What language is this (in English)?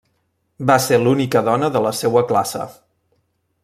Catalan